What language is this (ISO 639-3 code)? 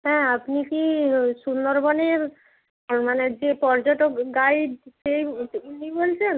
ben